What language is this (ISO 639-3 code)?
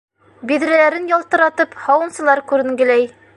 bak